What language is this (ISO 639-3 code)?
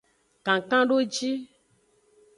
ajg